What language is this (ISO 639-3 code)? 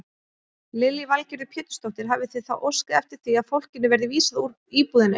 isl